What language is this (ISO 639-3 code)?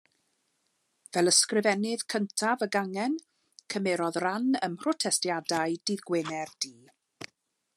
cym